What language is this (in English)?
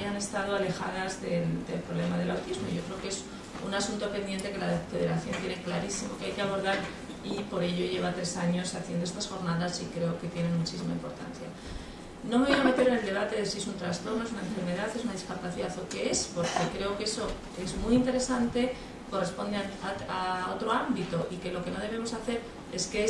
Spanish